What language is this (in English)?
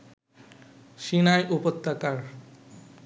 Bangla